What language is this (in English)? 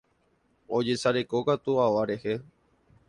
Guarani